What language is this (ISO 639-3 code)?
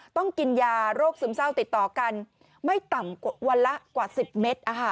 tha